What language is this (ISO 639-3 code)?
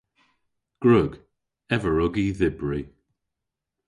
cor